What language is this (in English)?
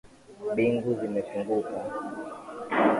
Swahili